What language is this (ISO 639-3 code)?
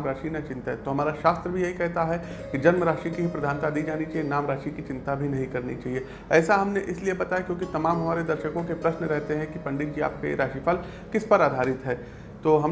hin